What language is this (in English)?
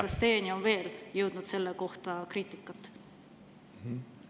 Estonian